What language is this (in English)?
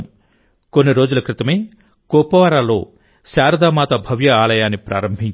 Telugu